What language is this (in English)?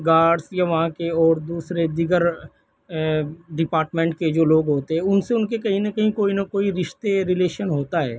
Urdu